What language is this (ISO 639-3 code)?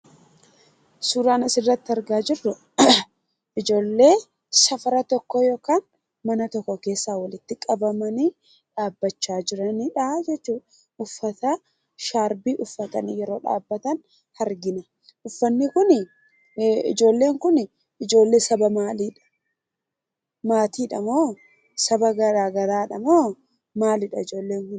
orm